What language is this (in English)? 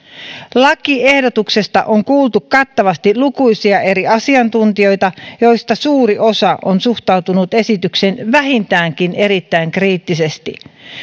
Finnish